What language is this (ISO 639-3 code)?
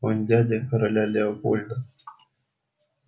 rus